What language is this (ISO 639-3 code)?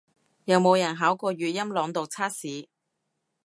yue